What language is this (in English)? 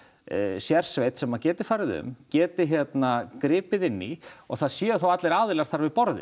Icelandic